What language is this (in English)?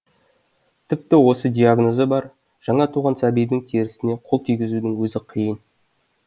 Kazakh